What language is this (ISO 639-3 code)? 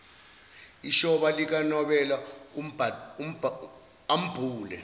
zul